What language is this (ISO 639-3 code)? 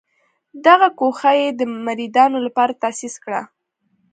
pus